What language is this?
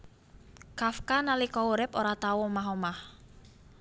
Javanese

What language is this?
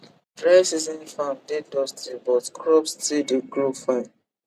Nigerian Pidgin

